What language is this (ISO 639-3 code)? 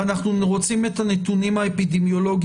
heb